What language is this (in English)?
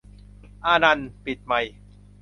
Thai